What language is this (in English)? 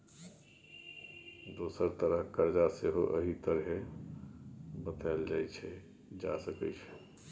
Maithili